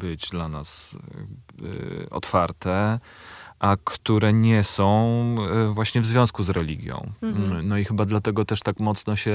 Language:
Polish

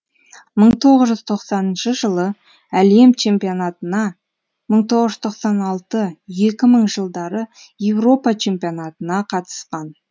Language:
Kazakh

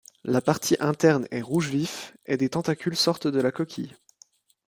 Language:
French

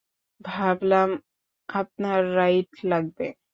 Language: Bangla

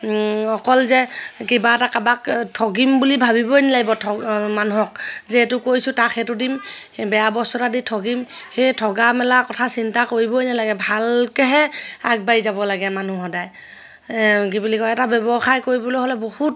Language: Assamese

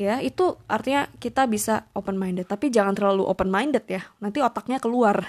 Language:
Indonesian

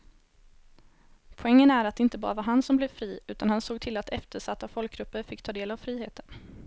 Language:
Swedish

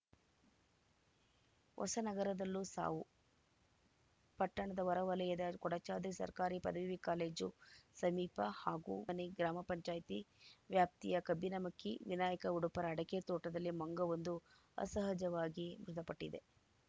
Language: Kannada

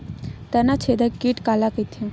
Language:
Chhattisgarhi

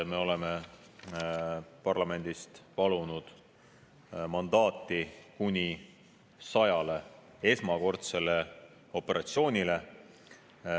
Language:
Estonian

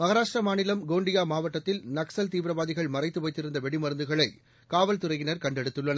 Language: Tamil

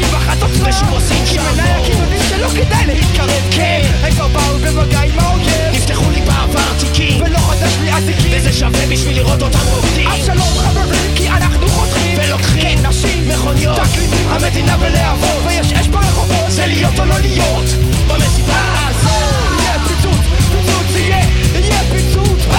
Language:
Hebrew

